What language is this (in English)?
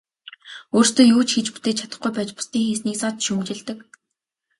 Mongolian